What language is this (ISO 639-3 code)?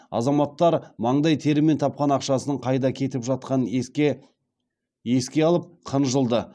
kaz